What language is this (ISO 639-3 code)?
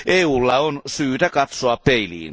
fin